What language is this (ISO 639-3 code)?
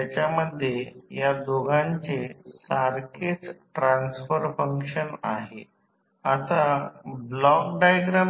mar